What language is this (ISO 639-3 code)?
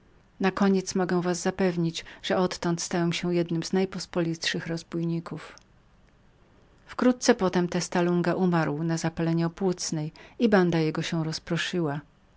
pol